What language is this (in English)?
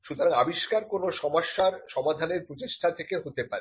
Bangla